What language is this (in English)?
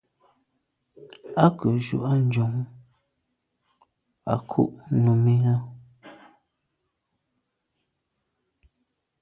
Medumba